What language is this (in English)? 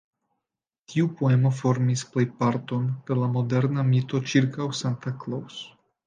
Esperanto